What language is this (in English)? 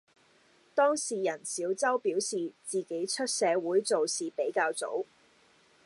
Cantonese